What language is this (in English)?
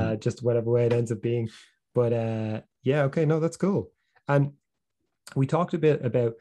English